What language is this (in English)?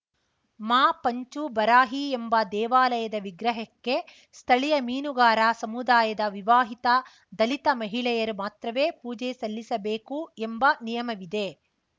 Kannada